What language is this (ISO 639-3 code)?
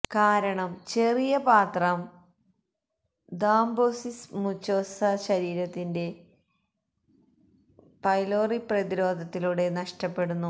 mal